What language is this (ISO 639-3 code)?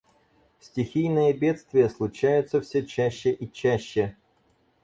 rus